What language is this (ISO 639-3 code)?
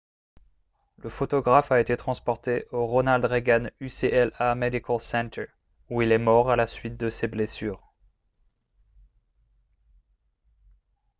fra